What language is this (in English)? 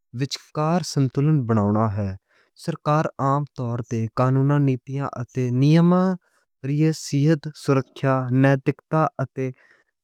Western Panjabi